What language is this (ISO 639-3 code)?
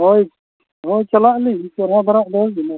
sat